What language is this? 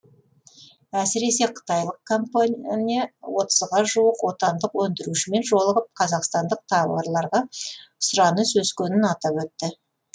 Kazakh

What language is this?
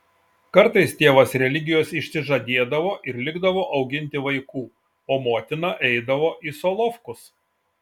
Lithuanian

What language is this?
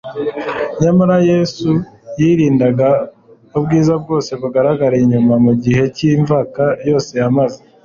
Kinyarwanda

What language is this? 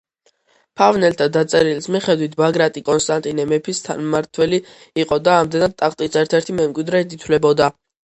Georgian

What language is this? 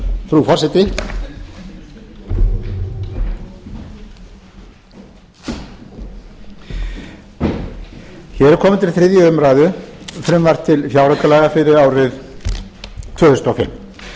Icelandic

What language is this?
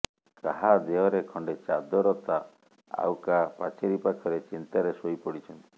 Odia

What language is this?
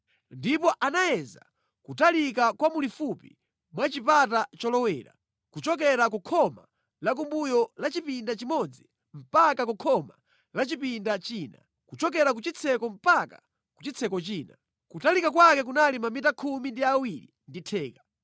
Nyanja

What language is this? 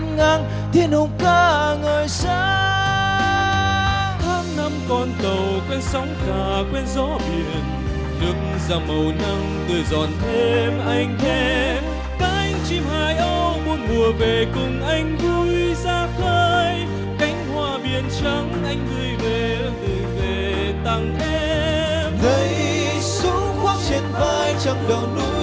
Vietnamese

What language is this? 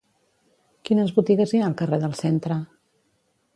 Catalan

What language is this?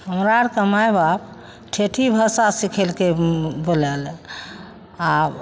Maithili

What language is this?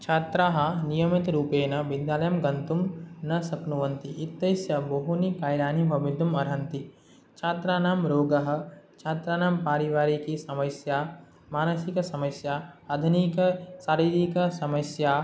Sanskrit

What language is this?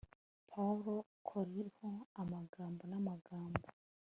Kinyarwanda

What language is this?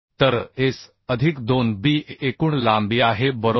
Marathi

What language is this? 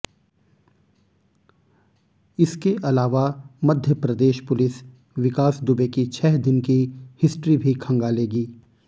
Hindi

